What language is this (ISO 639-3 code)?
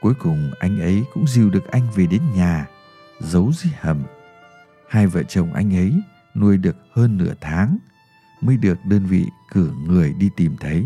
vie